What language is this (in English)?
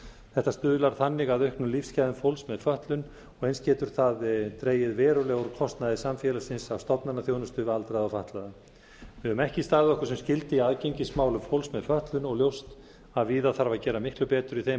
Icelandic